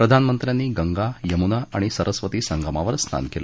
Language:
Marathi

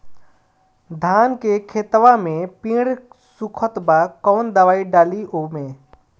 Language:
Bhojpuri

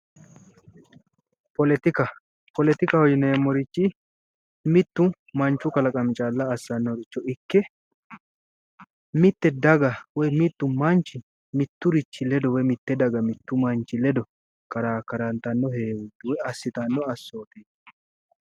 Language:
Sidamo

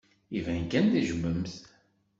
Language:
Kabyle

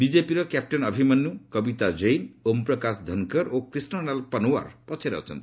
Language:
Odia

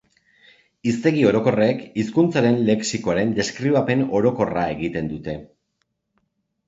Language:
Basque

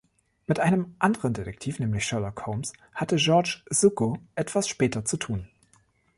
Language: German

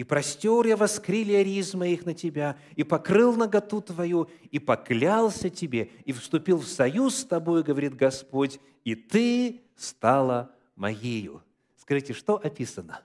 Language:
Russian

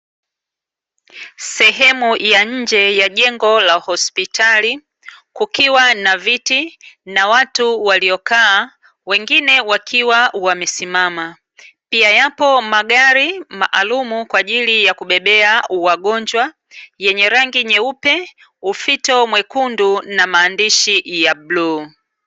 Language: Swahili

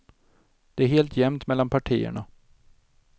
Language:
Swedish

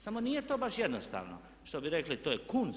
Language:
Croatian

